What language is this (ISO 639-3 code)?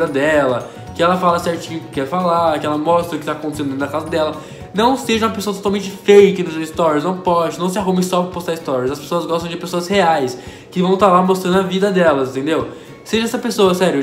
por